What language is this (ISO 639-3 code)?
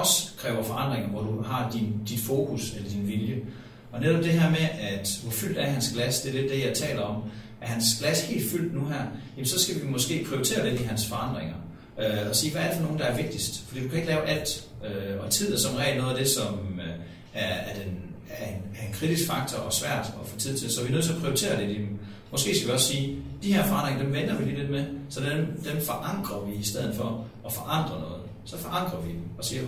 dan